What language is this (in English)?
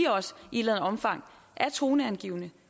Danish